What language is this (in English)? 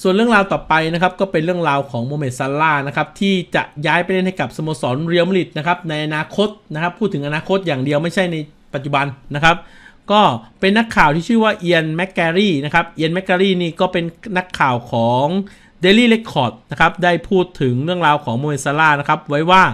Thai